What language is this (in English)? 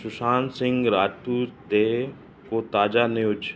Sindhi